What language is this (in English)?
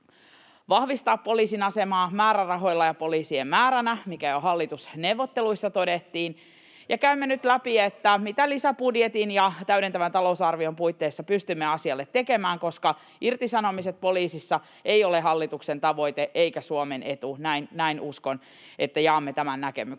Finnish